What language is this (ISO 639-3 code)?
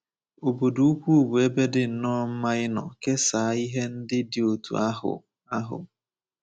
ibo